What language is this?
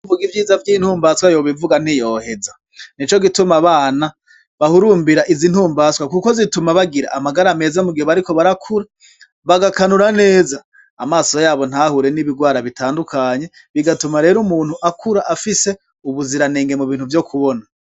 Rundi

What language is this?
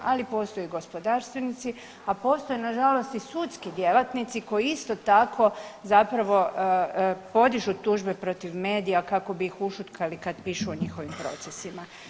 Croatian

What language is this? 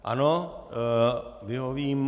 Czech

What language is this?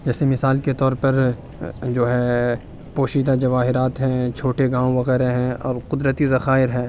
Urdu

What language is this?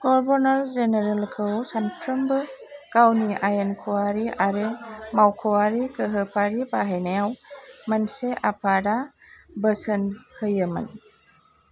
Bodo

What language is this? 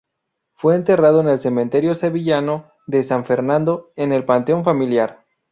Spanish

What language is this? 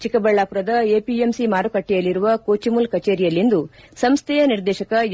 Kannada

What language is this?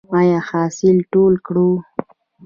Pashto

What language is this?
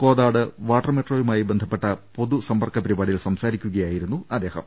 Malayalam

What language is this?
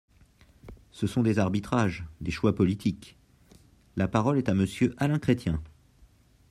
French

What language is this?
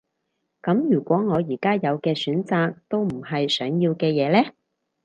Cantonese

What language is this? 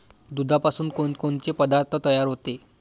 Marathi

